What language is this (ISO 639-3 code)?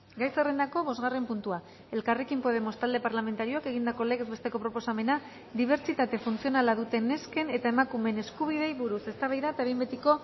eus